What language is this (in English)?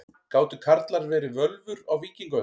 Icelandic